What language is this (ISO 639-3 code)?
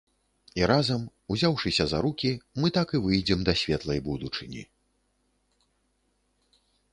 bel